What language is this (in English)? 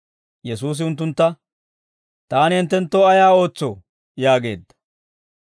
Dawro